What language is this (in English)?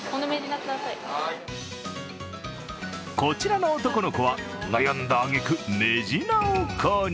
Japanese